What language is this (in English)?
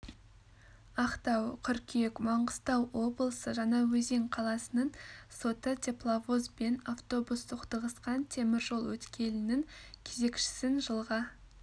Kazakh